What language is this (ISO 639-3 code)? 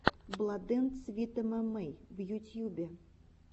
rus